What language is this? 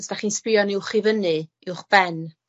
Welsh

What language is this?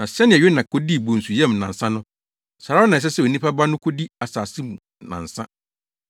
Akan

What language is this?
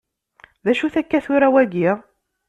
Kabyle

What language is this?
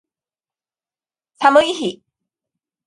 Japanese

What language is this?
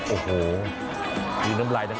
Thai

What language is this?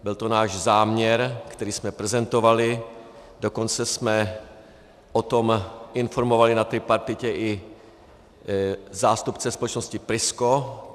Czech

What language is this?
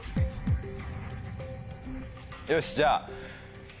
Japanese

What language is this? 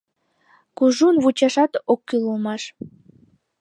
Mari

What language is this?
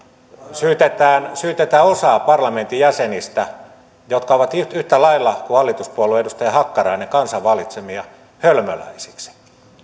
Finnish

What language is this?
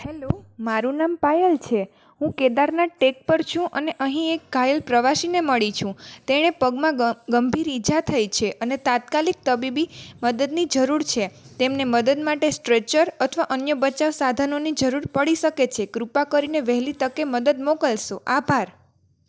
Gujarati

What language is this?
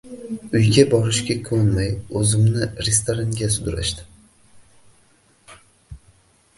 Uzbek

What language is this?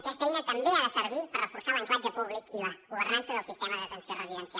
Catalan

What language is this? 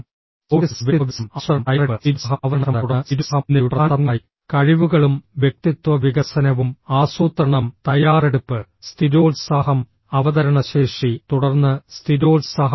Malayalam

